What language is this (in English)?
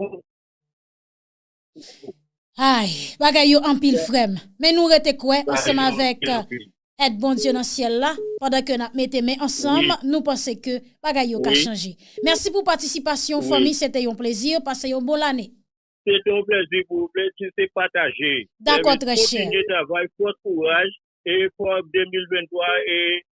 French